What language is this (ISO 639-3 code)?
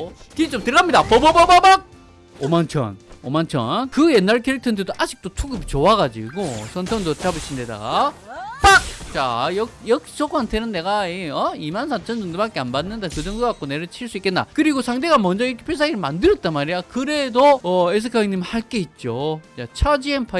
kor